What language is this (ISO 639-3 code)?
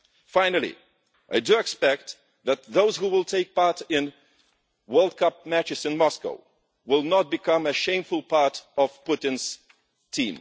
eng